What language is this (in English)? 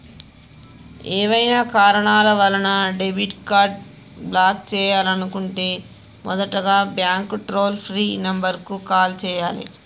Telugu